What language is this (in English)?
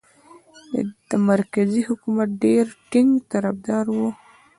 Pashto